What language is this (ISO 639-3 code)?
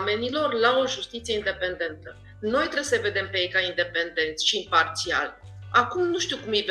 ron